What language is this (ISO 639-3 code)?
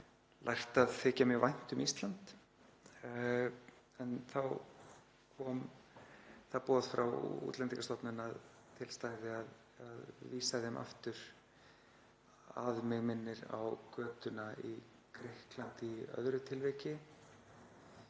isl